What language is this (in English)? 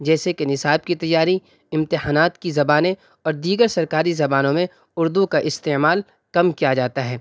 Urdu